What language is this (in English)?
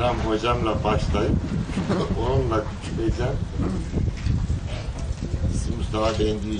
Turkish